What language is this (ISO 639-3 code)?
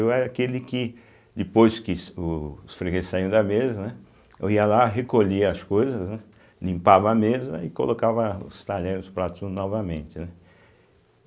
por